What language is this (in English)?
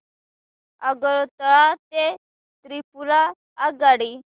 Marathi